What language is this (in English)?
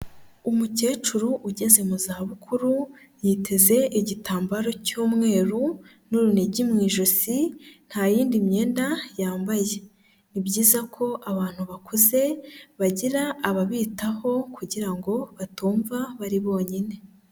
Kinyarwanda